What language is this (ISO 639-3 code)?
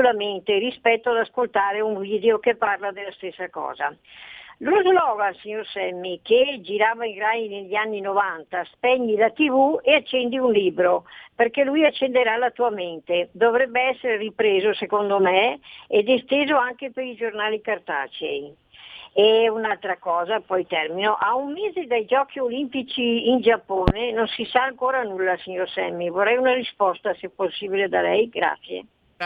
ita